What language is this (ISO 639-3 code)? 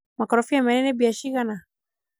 kik